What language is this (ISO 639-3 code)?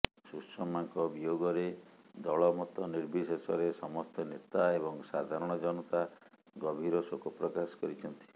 ori